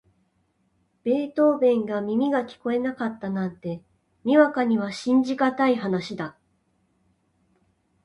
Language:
Japanese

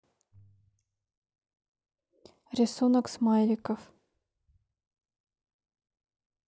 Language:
Russian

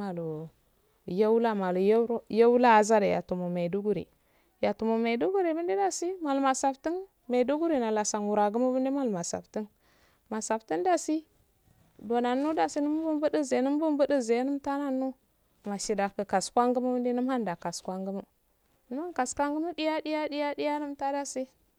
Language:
Afade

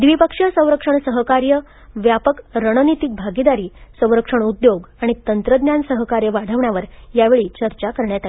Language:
Marathi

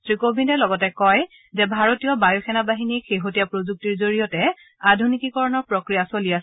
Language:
Assamese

